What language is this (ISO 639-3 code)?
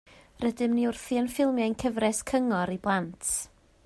cym